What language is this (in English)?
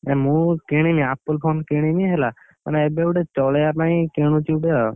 Odia